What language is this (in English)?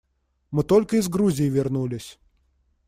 Russian